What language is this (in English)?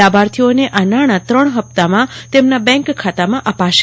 Gujarati